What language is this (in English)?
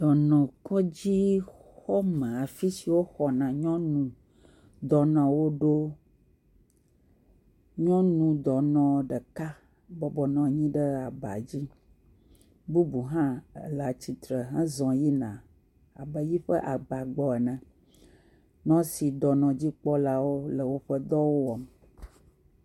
Ewe